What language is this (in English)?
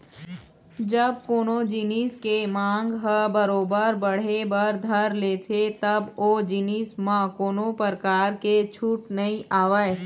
Chhattisgarhi